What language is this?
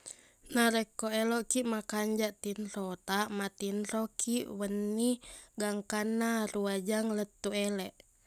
Buginese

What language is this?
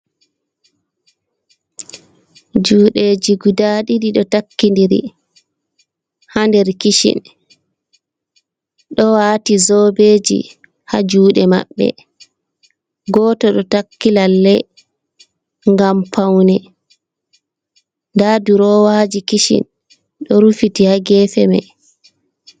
Fula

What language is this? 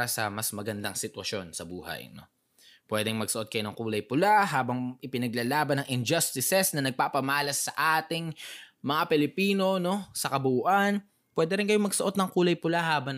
Filipino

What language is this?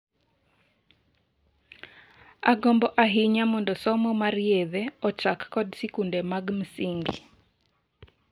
Luo (Kenya and Tanzania)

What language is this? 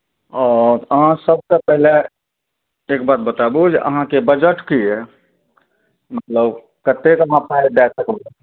Maithili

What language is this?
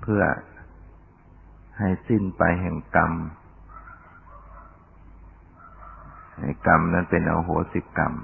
Thai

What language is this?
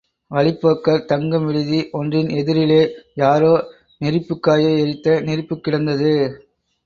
Tamil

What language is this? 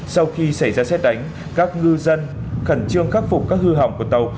Vietnamese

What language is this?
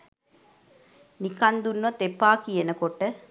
Sinhala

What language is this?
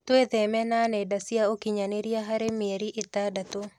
Kikuyu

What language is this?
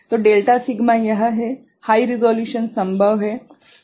Hindi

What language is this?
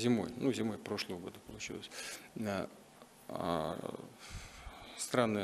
Russian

